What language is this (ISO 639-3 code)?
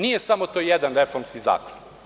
srp